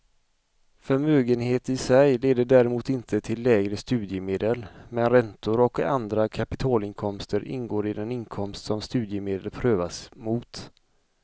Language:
Swedish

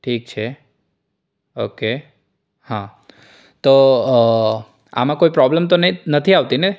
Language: Gujarati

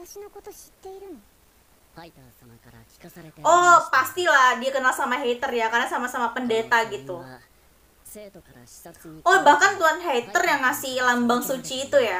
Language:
Indonesian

